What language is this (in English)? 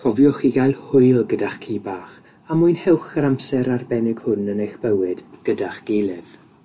Welsh